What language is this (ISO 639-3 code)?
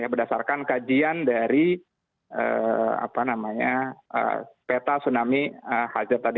ind